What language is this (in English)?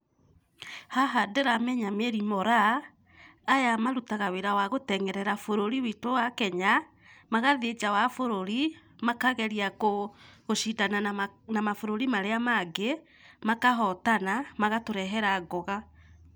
Kikuyu